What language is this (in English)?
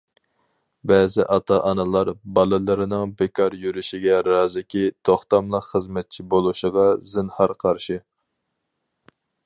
Uyghur